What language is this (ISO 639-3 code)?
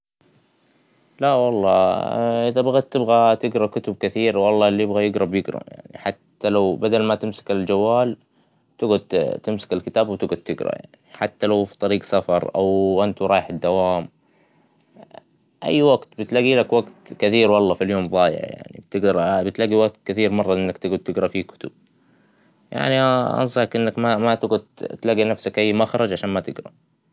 acw